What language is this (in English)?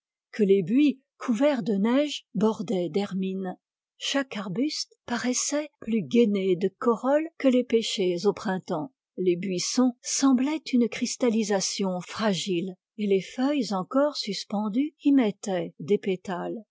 French